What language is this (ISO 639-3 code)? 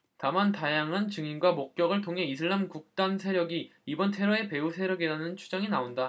kor